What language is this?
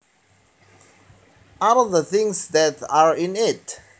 Javanese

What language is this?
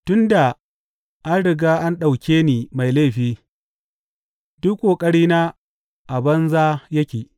Hausa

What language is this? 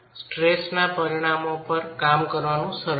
Gujarati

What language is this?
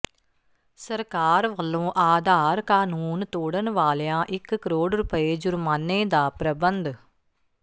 Punjabi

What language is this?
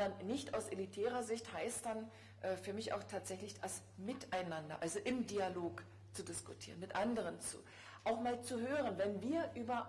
German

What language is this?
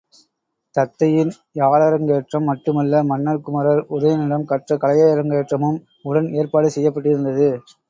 Tamil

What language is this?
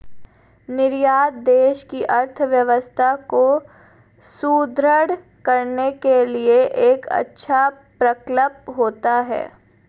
Hindi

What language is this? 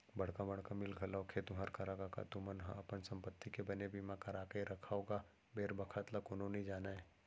Chhattisgarhi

